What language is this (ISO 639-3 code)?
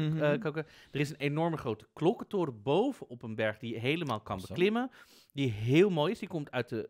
nld